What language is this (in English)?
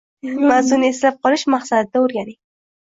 Uzbek